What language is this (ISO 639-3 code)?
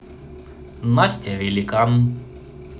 rus